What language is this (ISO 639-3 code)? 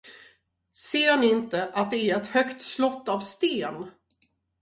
swe